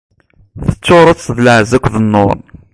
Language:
Kabyle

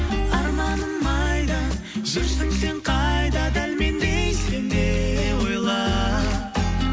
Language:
Kazakh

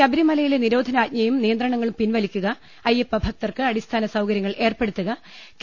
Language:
Malayalam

